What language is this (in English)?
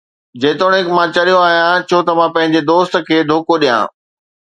Sindhi